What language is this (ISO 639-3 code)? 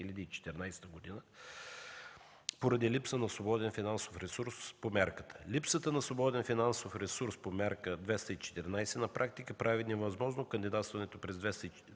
bul